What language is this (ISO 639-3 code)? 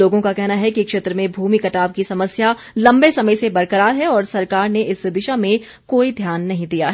hin